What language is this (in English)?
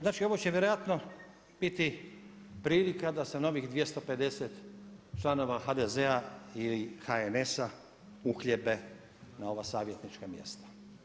Croatian